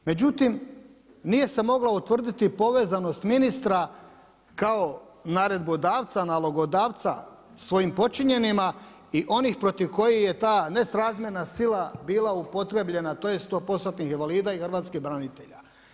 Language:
Croatian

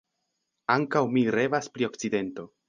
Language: Esperanto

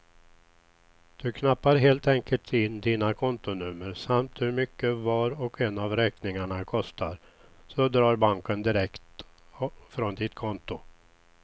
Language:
Swedish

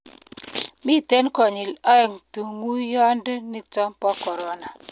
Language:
Kalenjin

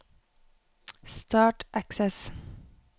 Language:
Norwegian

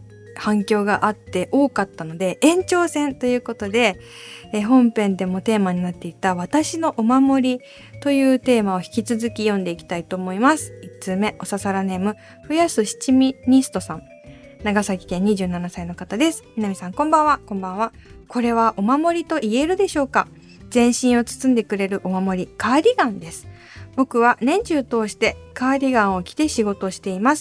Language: Japanese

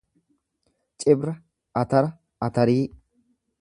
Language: Oromo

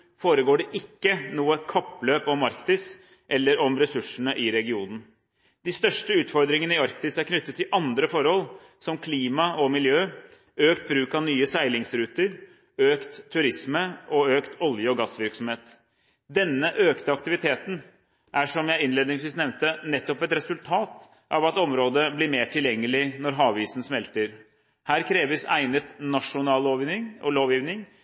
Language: Norwegian Bokmål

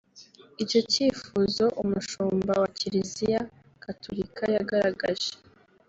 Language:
Kinyarwanda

